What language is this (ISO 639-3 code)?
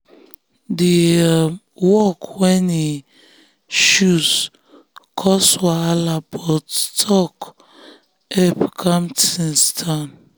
pcm